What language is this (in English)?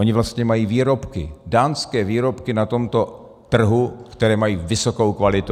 Czech